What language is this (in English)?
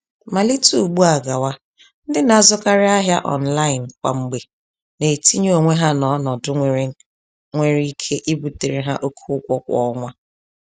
Igbo